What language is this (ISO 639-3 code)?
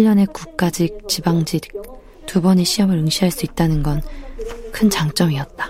kor